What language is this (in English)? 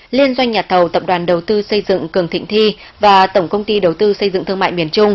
Vietnamese